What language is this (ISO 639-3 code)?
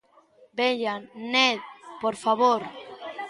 glg